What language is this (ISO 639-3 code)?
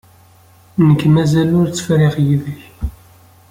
kab